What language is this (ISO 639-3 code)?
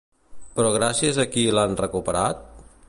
cat